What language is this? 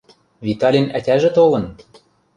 Western Mari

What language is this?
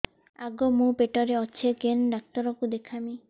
Odia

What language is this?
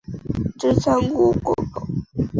Chinese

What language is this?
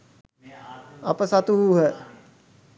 Sinhala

